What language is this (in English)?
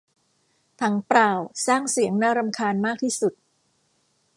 Thai